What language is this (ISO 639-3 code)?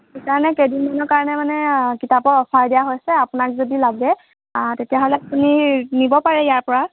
asm